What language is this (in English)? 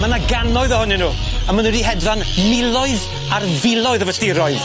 Welsh